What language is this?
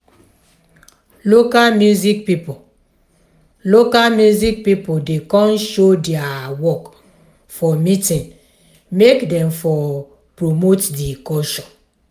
Nigerian Pidgin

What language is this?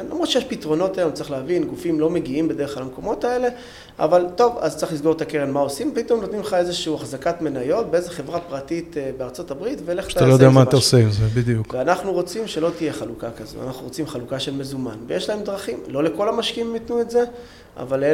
Hebrew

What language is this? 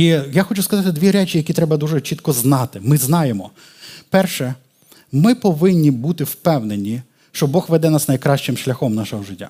Ukrainian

